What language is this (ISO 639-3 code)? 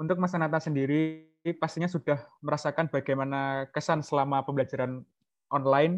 ind